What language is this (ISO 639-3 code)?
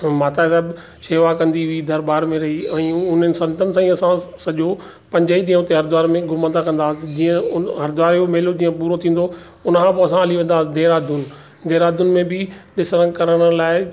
snd